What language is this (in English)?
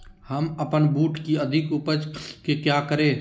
Magahi